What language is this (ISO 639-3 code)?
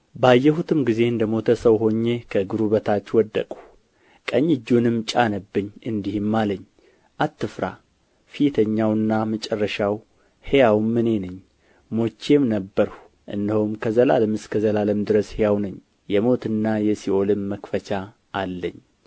amh